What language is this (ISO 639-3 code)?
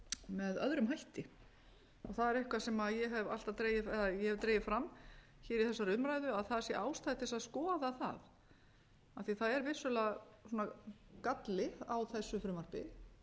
isl